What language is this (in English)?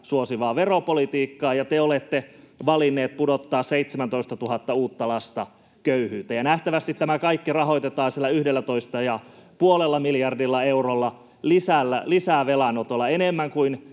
Finnish